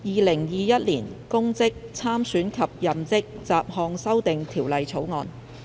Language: Cantonese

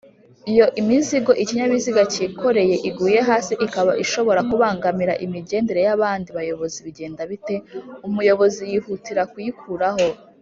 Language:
Kinyarwanda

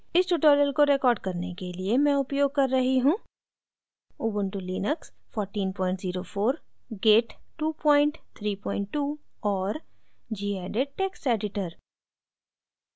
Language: Hindi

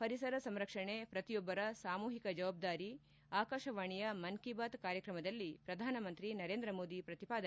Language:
Kannada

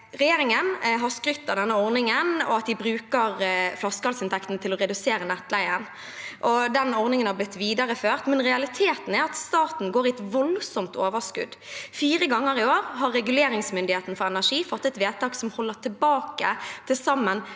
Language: Norwegian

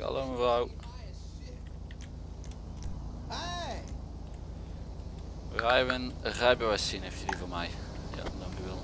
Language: Dutch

